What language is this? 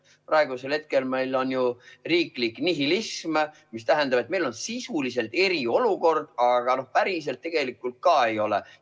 Estonian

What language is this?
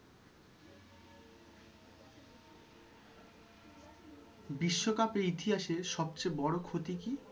Bangla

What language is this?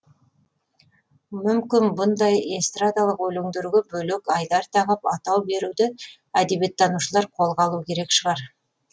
Kazakh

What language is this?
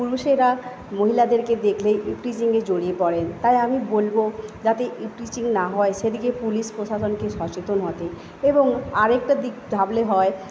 Bangla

